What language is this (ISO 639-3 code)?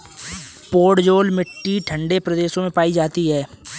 hin